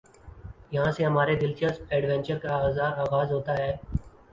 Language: Urdu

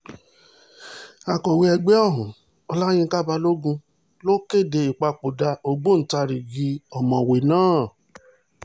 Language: Yoruba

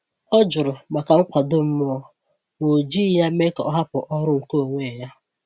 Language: Igbo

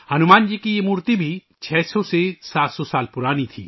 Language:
Urdu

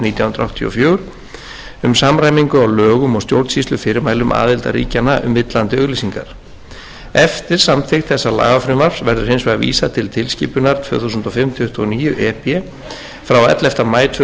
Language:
Icelandic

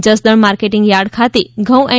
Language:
Gujarati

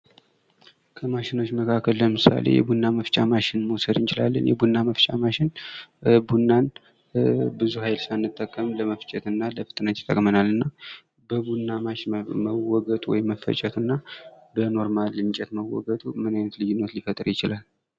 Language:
Amharic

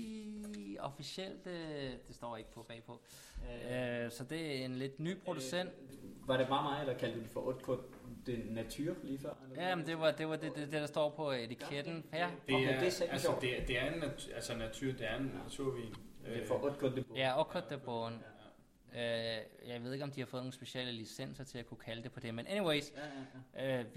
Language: Danish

